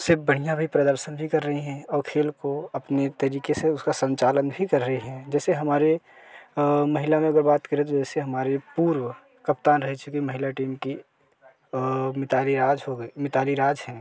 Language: Hindi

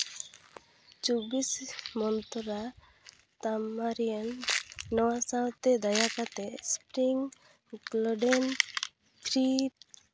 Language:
Santali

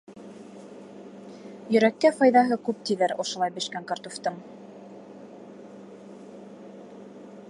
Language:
Bashkir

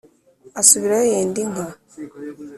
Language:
Kinyarwanda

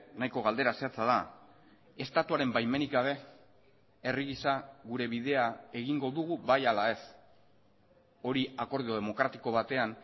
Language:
Basque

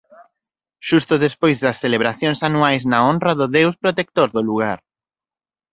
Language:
Galician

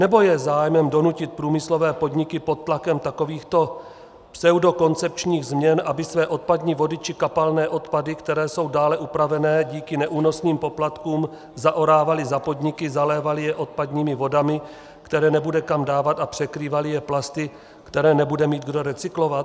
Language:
Czech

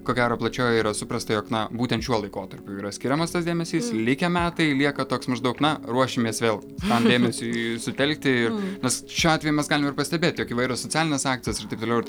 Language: Lithuanian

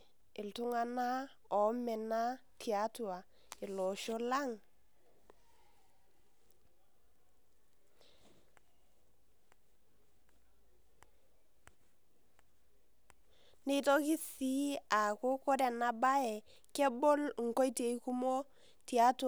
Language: Masai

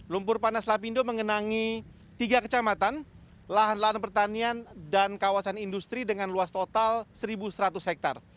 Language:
Indonesian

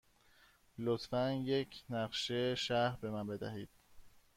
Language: Persian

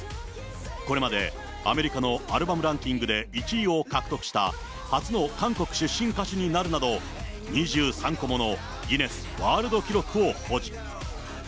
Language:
Japanese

